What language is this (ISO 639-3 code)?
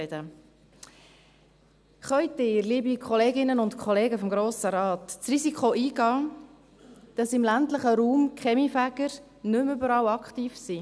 gsw